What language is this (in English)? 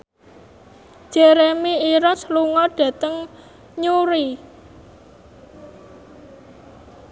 Javanese